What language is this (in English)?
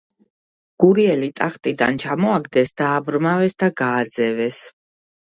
Georgian